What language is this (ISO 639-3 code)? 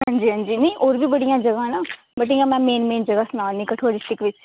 doi